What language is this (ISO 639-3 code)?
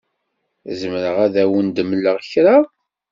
kab